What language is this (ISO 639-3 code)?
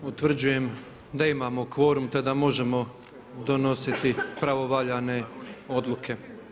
hrv